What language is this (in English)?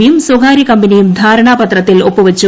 Malayalam